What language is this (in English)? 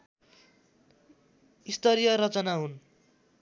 Nepali